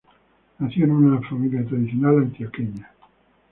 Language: Spanish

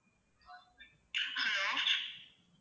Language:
Tamil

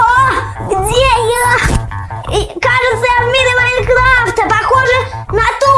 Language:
Russian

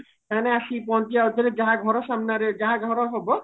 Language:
Odia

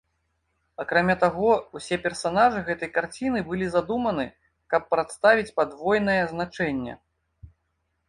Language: Belarusian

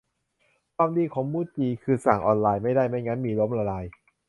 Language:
Thai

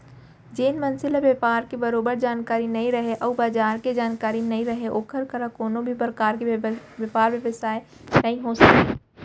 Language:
Chhattisgarhi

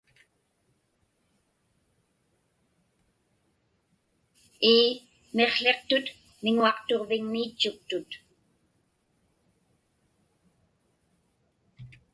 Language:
Inupiaq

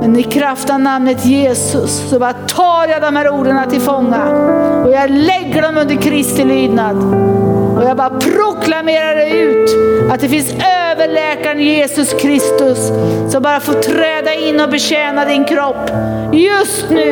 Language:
Swedish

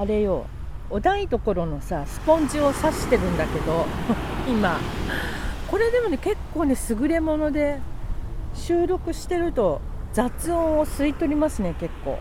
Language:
Japanese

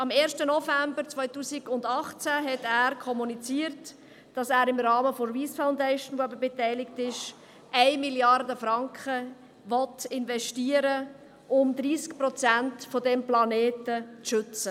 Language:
Swiss German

